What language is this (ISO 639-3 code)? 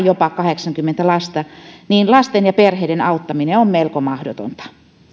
fin